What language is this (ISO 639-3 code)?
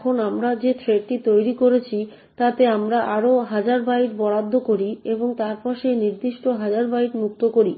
ben